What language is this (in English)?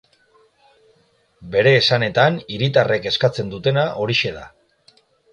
Basque